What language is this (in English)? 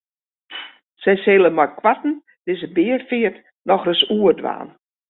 Western Frisian